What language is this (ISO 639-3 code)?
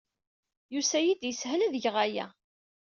kab